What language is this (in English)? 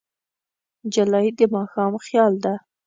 Pashto